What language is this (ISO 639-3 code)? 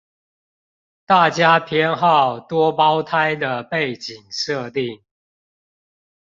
zho